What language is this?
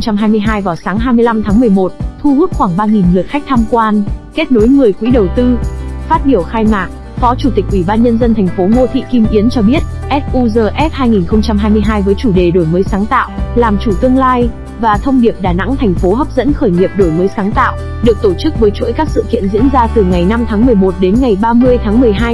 Vietnamese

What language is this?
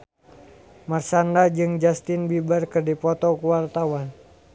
Sundanese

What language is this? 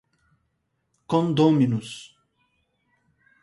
Portuguese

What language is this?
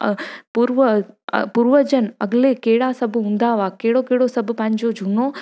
Sindhi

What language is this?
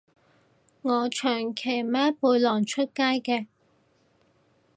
Cantonese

